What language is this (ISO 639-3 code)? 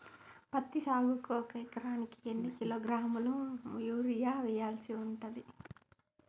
tel